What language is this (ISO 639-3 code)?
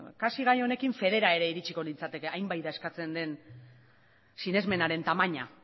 eus